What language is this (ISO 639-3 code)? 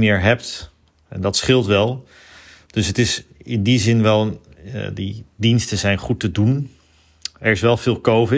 nld